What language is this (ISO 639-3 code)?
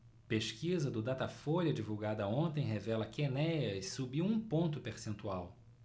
por